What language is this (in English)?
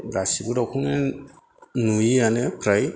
Bodo